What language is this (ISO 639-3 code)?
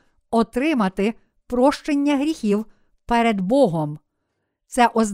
ukr